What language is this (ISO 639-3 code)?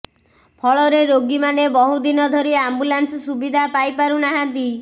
ori